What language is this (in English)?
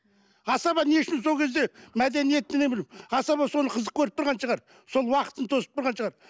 Kazakh